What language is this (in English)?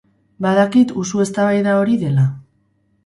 Basque